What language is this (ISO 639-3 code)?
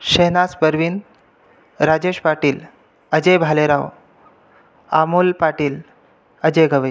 mar